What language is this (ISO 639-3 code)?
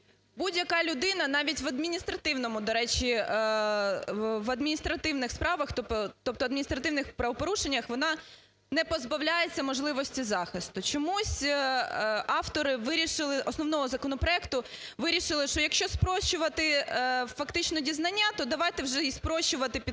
ukr